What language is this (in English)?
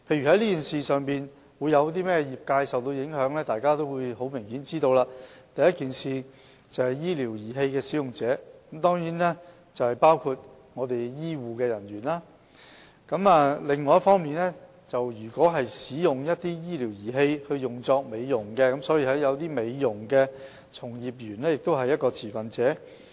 Cantonese